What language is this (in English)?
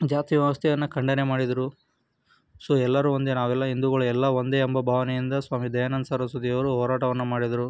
Kannada